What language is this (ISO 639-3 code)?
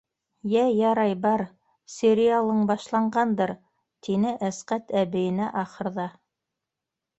bak